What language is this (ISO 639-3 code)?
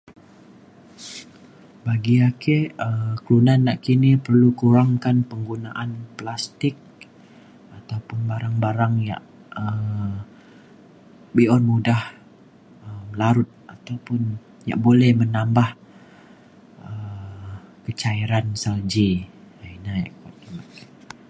xkl